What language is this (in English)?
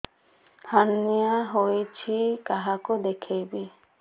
Odia